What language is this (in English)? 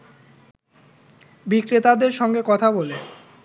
Bangla